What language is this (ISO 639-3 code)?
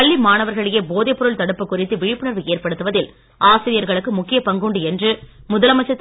tam